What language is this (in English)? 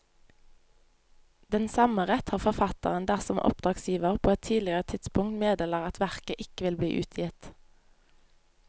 Norwegian